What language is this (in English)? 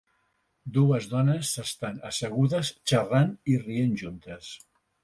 Catalan